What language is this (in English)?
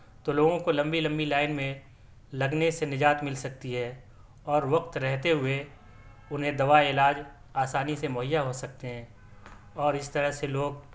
Urdu